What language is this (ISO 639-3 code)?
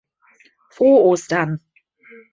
deu